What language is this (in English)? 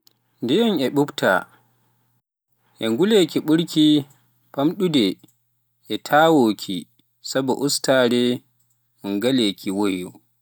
Pular